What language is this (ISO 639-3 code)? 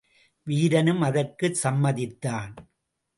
tam